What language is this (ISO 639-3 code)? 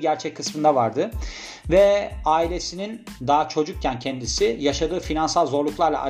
tur